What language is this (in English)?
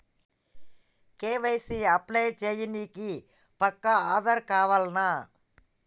Telugu